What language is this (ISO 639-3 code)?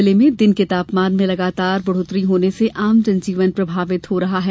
hin